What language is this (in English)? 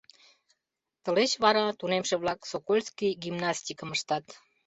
Mari